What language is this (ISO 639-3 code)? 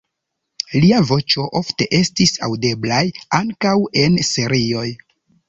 epo